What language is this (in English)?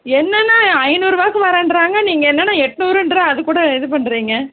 Tamil